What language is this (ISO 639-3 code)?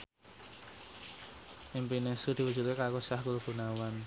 jav